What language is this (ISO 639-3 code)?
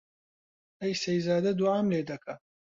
ckb